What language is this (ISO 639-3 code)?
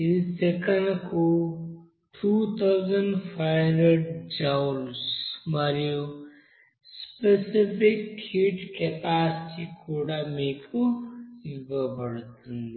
tel